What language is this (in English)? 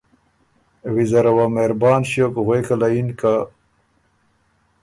Ormuri